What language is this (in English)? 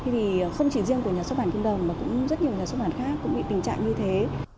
Vietnamese